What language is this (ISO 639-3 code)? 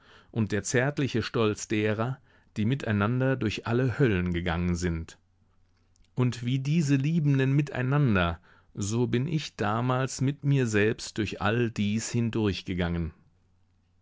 deu